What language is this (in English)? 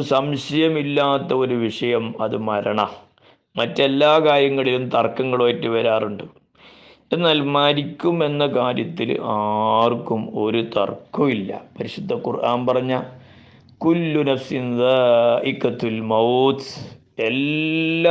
Malayalam